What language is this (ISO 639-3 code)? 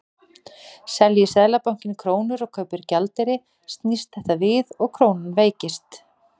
isl